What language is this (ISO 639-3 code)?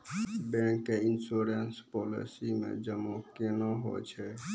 mai